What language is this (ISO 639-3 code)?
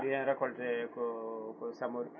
ful